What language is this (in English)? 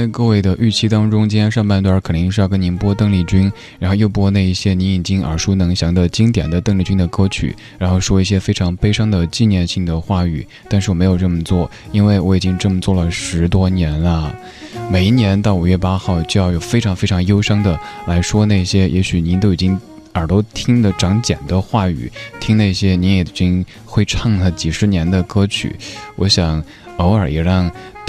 Chinese